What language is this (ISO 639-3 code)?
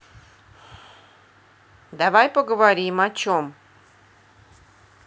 rus